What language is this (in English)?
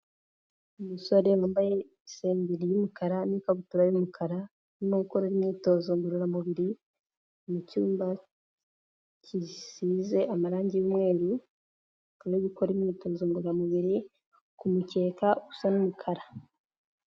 Kinyarwanda